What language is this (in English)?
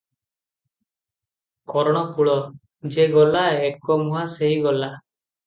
Odia